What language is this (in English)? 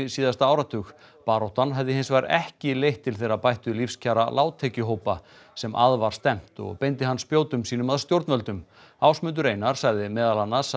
Icelandic